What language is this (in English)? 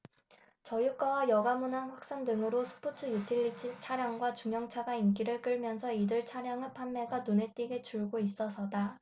Korean